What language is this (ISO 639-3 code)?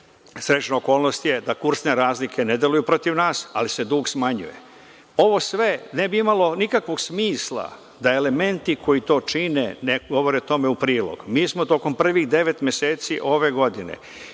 srp